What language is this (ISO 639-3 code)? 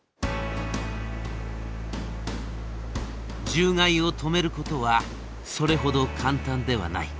jpn